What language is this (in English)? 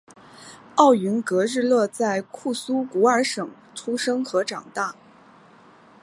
Chinese